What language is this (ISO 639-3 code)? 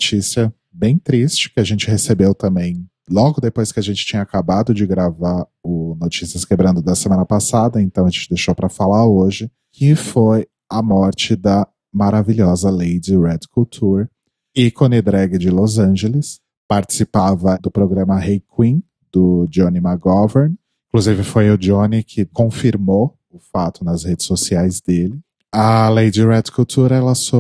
por